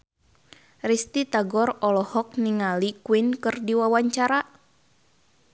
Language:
Sundanese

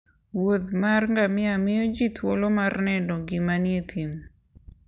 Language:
Luo (Kenya and Tanzania)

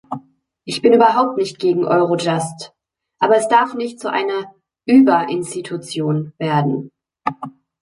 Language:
German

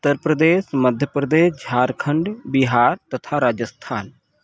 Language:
Hindi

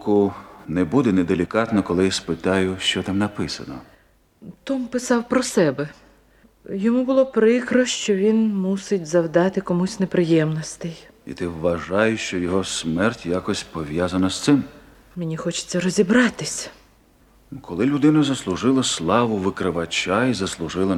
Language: Ukrainian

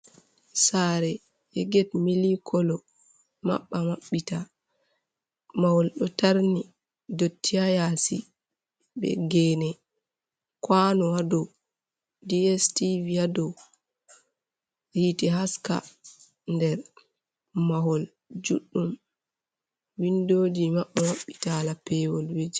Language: Fula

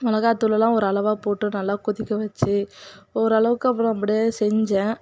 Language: Tamil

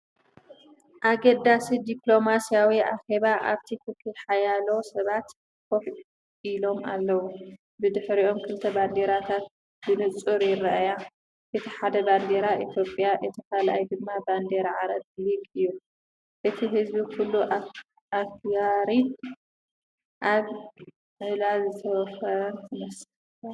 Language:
Tigrinya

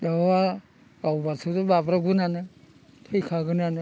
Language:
Bodo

